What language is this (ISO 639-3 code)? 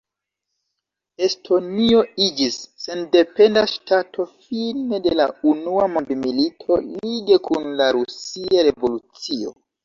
epo